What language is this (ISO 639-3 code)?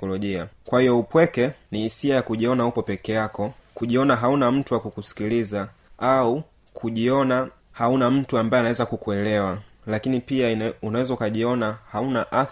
swa